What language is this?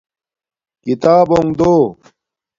Domaaki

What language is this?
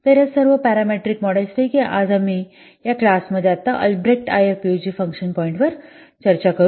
Marathi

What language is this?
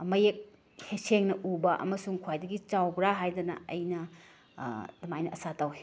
Manipuri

